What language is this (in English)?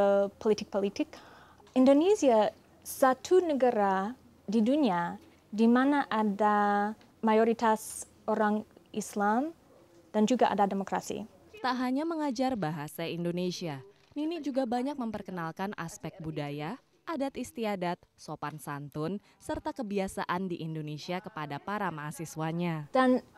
Indonesian